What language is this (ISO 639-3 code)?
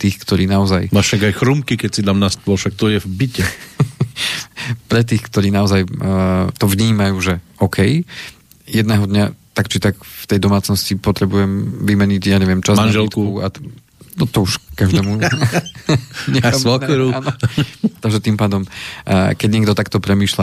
slk